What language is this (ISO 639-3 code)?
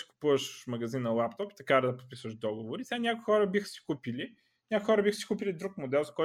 bul